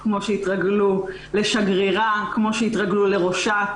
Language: Hebrew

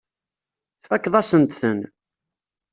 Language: Kabyle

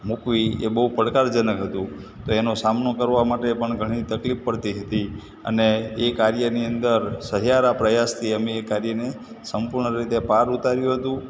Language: Gujarati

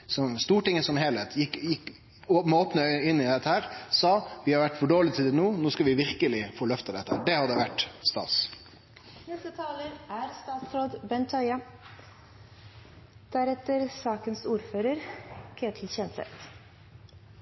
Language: Norwegian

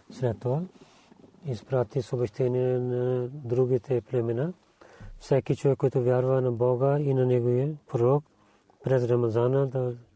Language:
Bulgarian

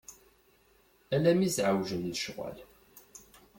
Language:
Kabyle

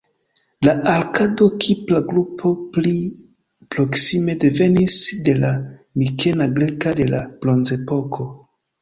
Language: Esperanto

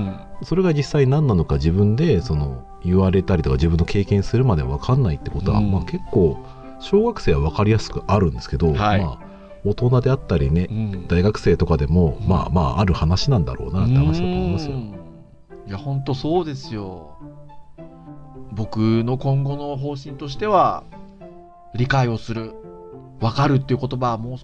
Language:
Japanese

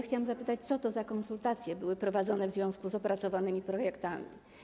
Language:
Polish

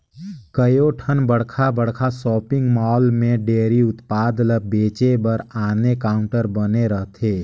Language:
Chhattisgarhi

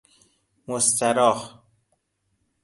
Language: Persian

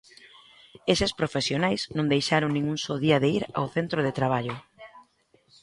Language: Galician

